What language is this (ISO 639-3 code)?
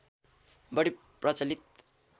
nep